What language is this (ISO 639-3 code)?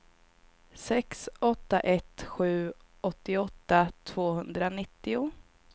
swe